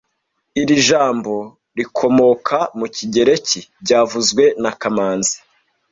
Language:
Kinyarwanda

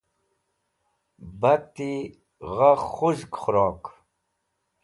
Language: Wakhi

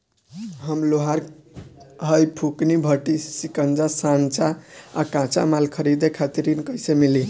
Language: Bhojpuri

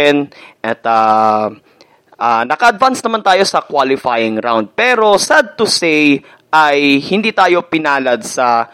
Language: Filipino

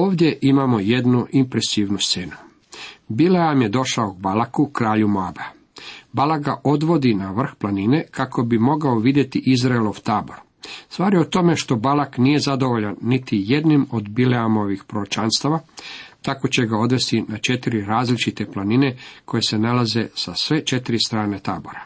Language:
Croatian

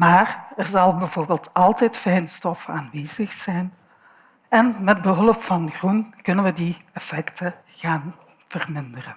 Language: Dutch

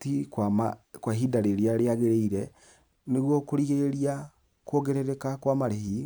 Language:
Kikuyu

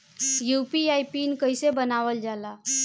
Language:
Bhojpuri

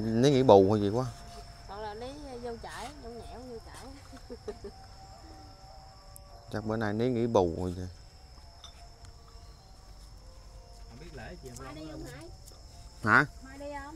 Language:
Vietnamese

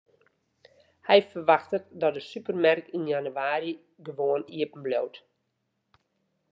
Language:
Western Frisian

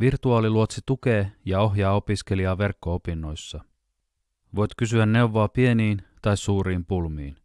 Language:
Finnish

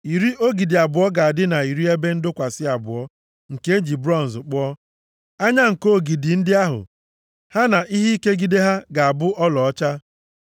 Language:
Igbo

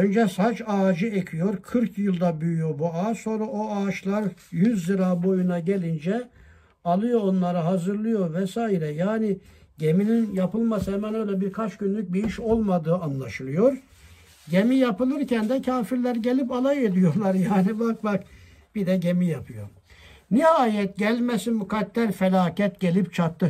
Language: Turkish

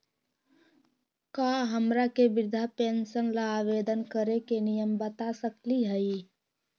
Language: Magahi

